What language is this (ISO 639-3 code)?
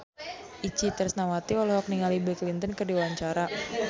sun